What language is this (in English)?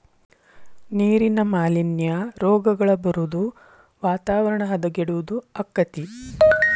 Kannada